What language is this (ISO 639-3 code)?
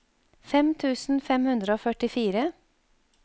nor